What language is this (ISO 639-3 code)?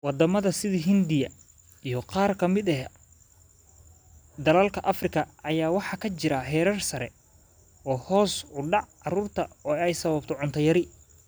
som